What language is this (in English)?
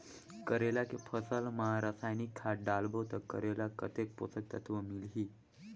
Chhattisgarhi